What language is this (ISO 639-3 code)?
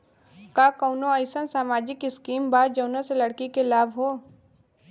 bho